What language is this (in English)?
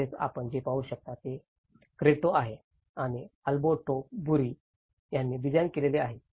Marathi